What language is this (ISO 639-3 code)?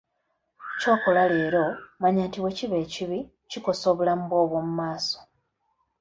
lug